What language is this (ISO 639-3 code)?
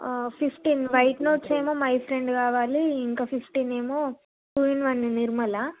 tel